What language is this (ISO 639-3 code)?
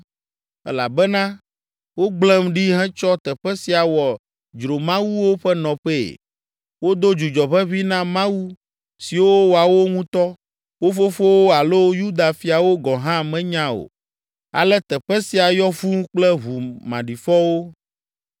ewe